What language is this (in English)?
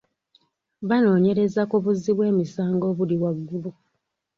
Ganda